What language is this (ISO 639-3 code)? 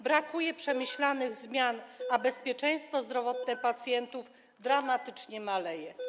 pol